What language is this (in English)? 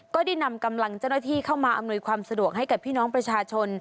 Thai